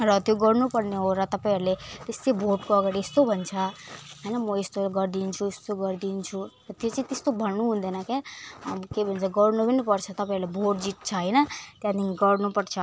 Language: Nepali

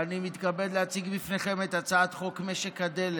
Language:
Hebrew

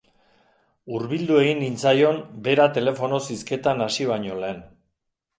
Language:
Basque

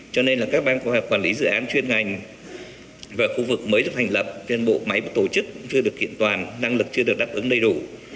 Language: Vietnamese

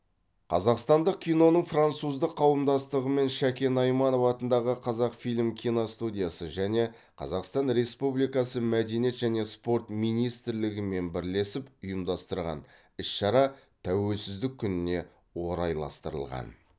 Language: Kazakh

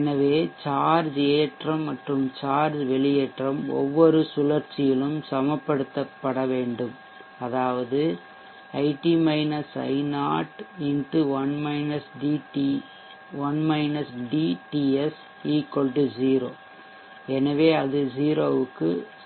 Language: Tamil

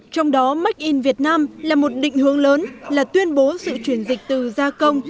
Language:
Vietnamese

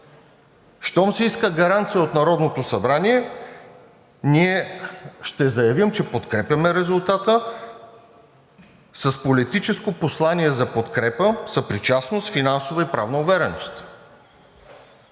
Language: Bulgarian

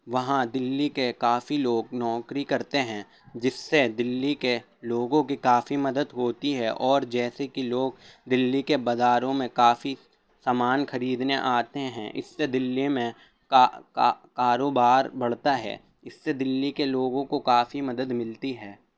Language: Urdu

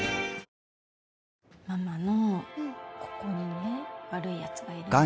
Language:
Japanese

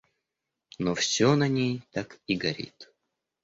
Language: Russian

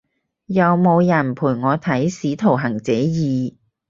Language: Cantonese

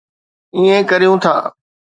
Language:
Sindhi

